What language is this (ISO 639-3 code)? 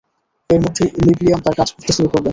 ben